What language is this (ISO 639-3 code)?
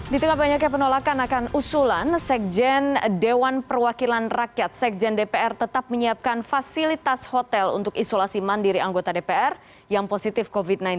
ind